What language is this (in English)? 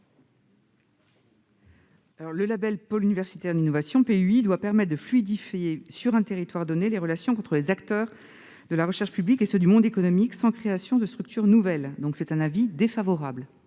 French